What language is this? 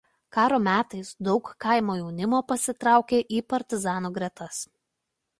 Lithuanian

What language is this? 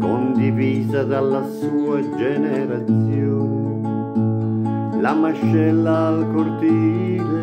Italian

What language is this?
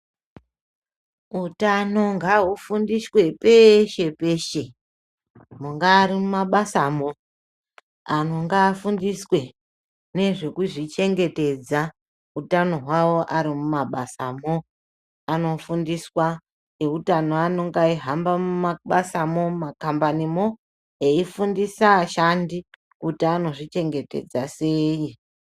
Ndau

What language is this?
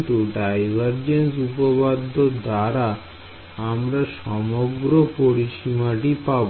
Bangla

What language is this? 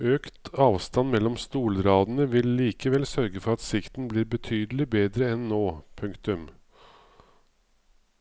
Norwegian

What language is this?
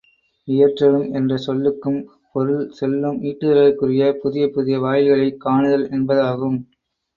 Tamil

